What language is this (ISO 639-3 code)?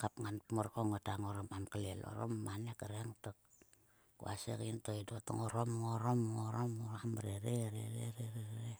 sua